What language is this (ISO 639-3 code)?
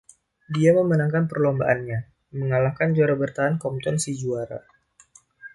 ind